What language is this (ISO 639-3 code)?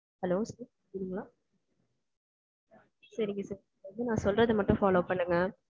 tam